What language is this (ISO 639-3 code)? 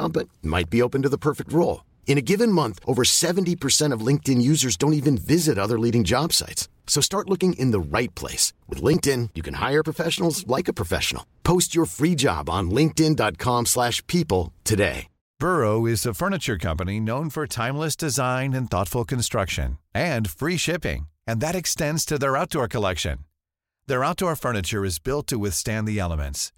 hin